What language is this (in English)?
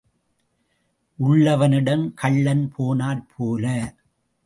Tamil